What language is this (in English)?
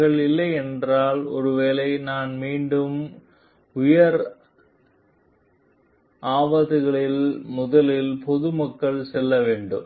Tamil